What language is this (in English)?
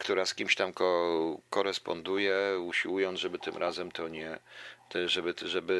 Polish